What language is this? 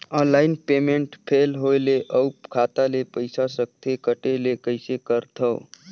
Chhattisgarhi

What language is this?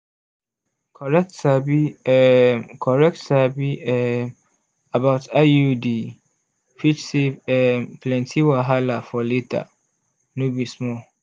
Nigerian Pidgin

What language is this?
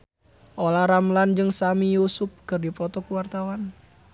Sundanese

